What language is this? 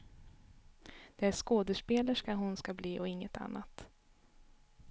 Swedish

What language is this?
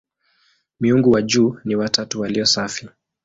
Swahili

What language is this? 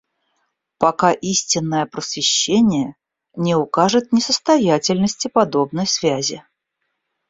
Russian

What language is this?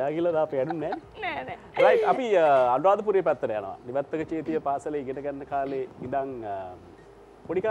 Indonesian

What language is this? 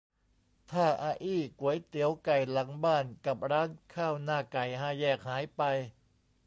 Thai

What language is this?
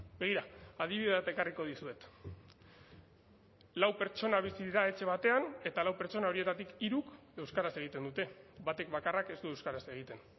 Basque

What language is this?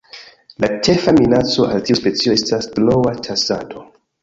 Esperanto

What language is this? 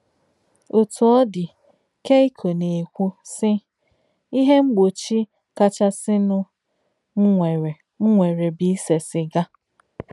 Igbo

